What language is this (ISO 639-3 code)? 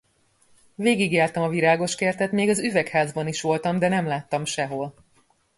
hun